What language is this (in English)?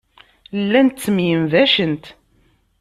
Kabyle